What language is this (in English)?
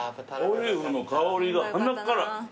Japanese